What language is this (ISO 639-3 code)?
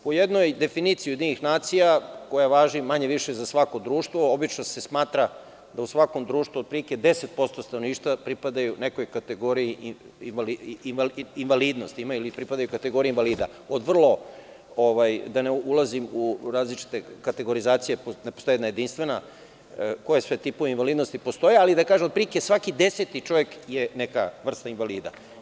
srp